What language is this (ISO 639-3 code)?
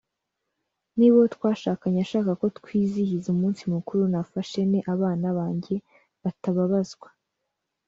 kin